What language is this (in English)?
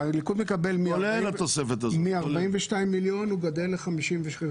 Hebrew